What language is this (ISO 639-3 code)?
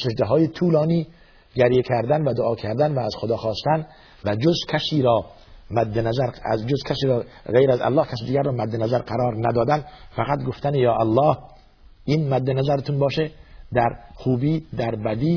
fas